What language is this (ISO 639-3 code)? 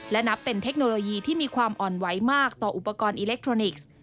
tha